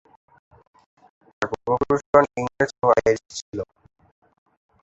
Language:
Bangla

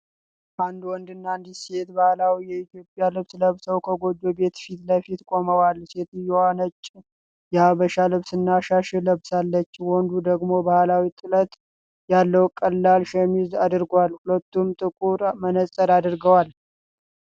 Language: Amharic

